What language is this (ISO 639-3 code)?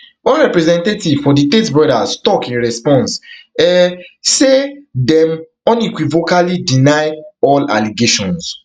pcm